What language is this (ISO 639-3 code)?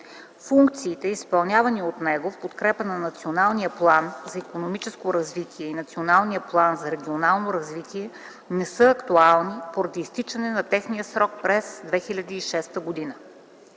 bul